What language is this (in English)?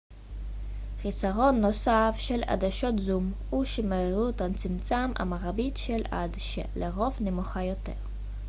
Hebrew